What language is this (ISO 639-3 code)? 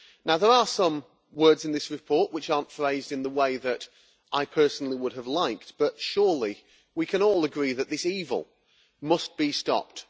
eng